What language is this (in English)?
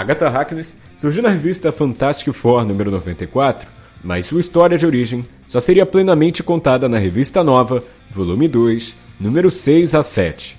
Portuguese